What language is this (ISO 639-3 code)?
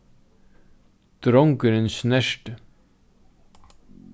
fao